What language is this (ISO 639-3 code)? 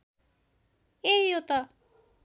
nep